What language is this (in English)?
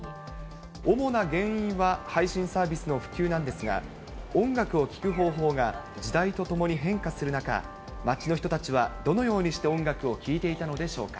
Japanese